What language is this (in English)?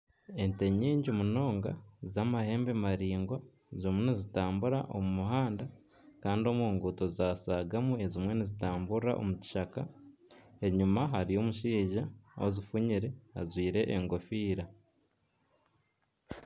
Nyankole